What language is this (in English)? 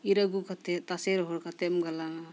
Santali